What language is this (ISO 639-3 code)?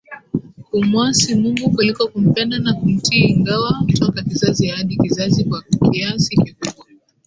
swa